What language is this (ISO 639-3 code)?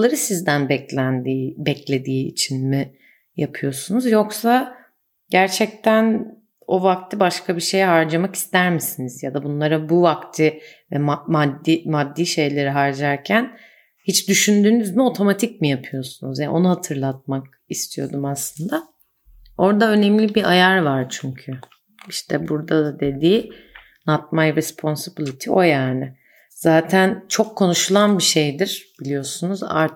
tur